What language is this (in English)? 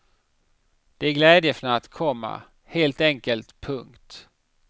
Swedish